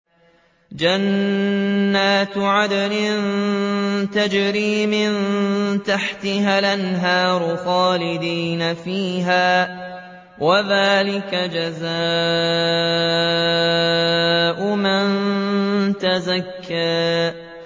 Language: Arabic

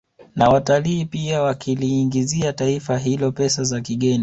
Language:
Swahili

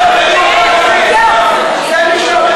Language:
Hebrew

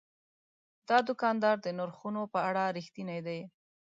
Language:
Pashto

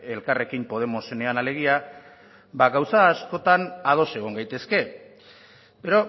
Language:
Basque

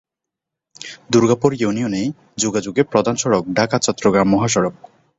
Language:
Bangla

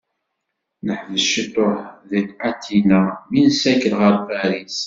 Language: Kabyle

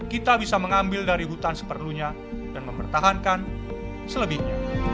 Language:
Indonesian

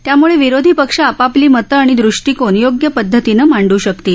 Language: Marathi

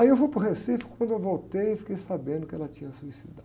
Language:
Portuguese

